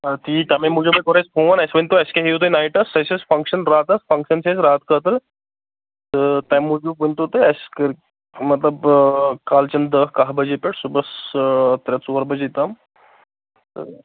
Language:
Kashmiri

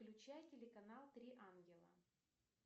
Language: Russian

